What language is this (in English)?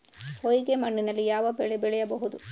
Kannada